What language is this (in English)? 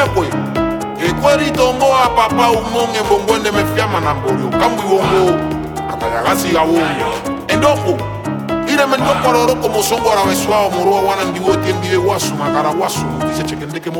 Bulgarian